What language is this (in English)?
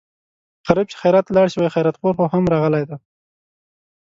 Pashto